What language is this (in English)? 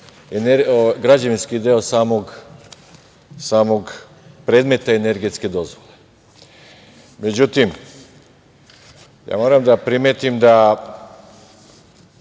Serbian